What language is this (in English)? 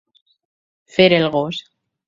Catalan